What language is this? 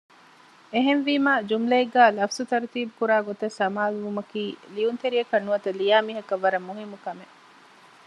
Divehi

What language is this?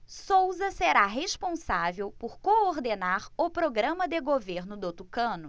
Portuguese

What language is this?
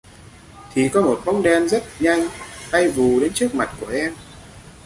Vietnamese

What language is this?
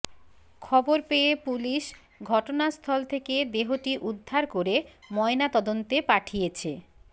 Bangla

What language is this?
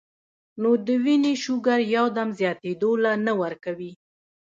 Pashto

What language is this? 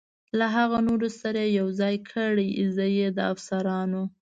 Pashto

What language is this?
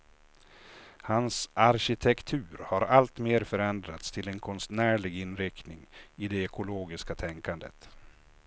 Swedish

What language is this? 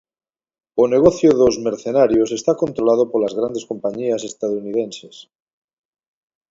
Galician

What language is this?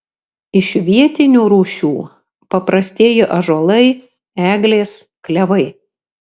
Lithuanian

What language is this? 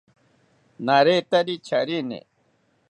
South Ucayali Ashéninka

